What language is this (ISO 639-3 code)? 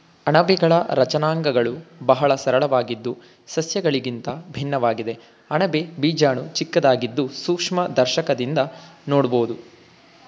kan